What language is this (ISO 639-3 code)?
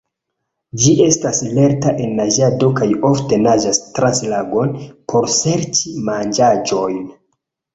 epo